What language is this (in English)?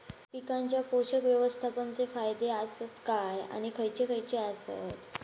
Marathi